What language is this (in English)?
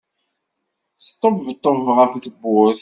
Kabyle